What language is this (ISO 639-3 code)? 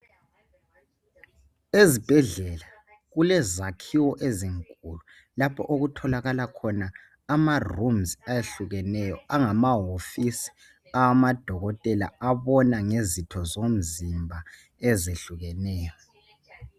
nde